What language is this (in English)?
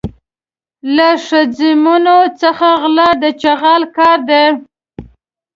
Pashto